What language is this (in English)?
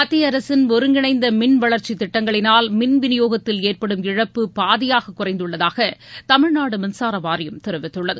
Tamil